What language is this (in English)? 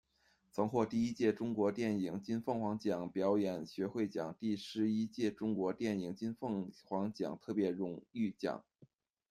Chinese